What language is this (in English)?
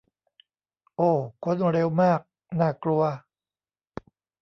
Thai